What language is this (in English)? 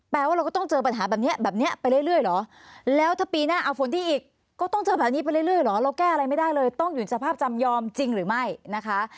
Thai